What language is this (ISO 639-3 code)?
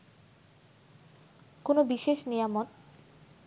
ben